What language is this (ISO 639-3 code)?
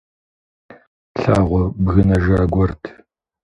kbd